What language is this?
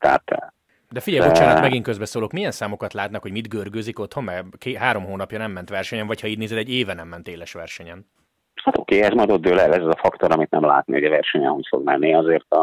Hungarian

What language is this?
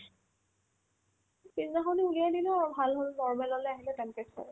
Assamese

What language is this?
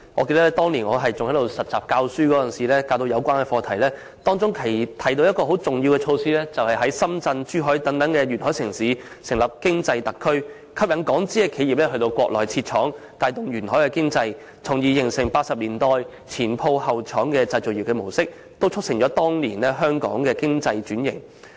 Cantonese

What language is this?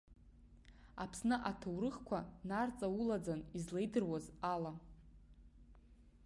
Abkhazian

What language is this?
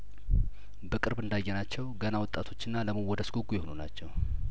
Amharic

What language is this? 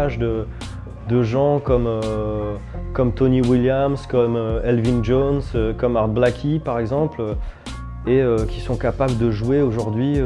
French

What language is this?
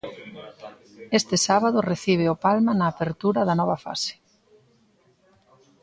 Galician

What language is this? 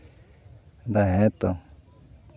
Santali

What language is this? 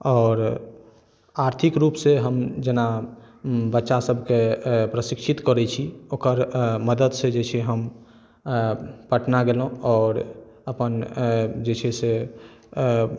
Maithili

